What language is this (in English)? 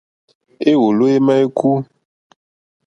Mokpwe